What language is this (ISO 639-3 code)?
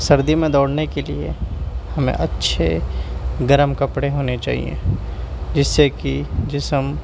urd